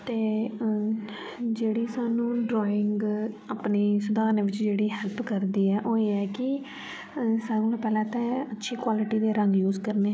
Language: Dogri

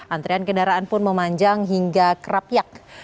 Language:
Indonesian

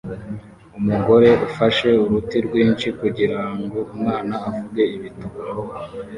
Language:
Kinyarwanda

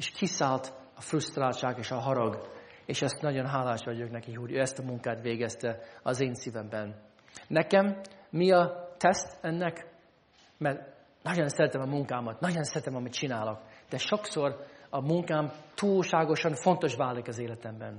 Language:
Hungarian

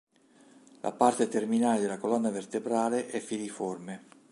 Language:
Italian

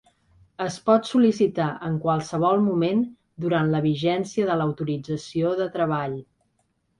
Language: Catalan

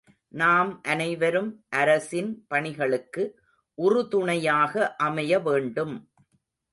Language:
Tamil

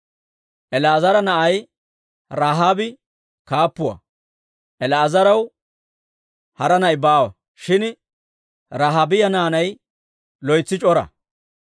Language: Dawro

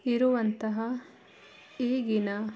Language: Kannada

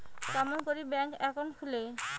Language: Bangla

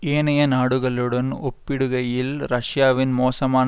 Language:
Tamil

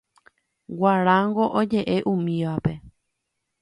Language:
Guarani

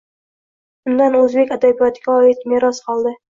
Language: Uzbek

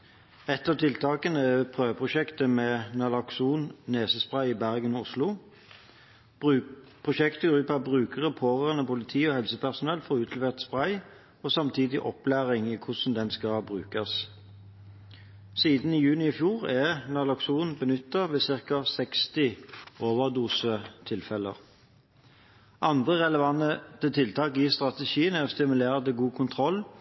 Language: Norwegian Bokmål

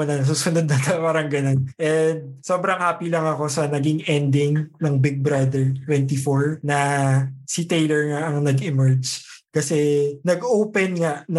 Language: Filipino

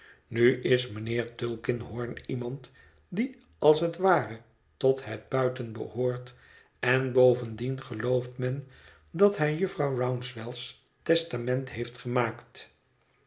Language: Dutch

